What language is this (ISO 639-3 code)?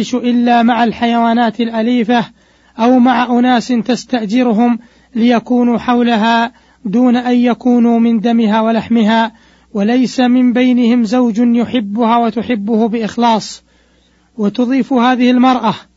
ara